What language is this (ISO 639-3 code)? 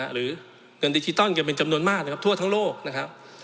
tha